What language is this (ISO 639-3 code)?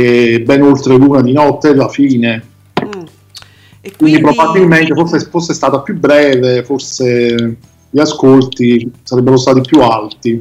ita